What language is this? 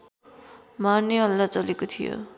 Nepali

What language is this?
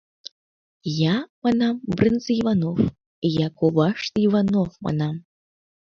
Mari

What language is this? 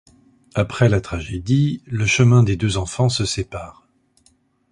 French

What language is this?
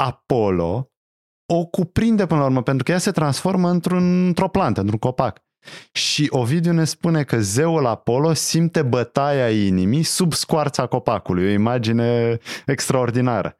Romanian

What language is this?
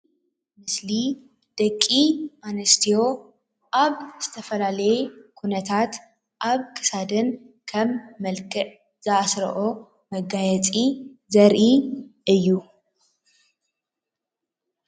Tigrinya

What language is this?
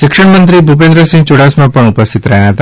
Gujarati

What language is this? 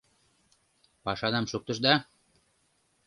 Mari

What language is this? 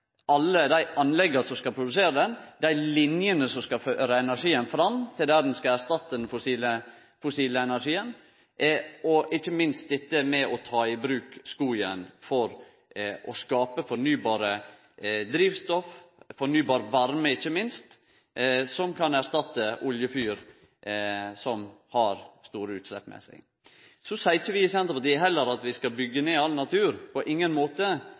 Norwegian Nynorsk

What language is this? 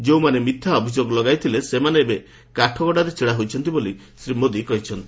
Odia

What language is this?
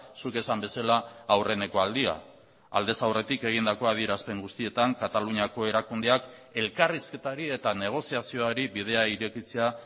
Basque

